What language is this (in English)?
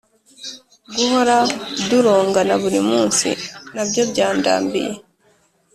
Kinyarwanda